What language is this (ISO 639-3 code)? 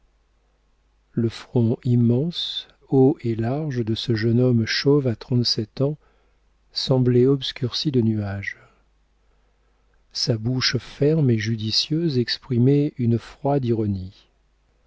fra